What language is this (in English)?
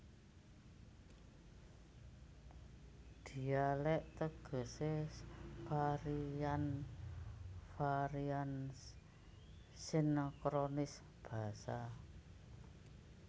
Javanese